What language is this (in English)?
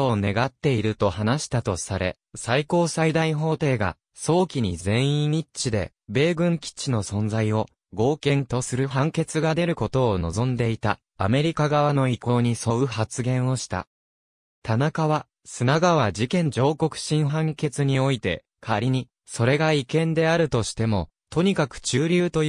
Japanese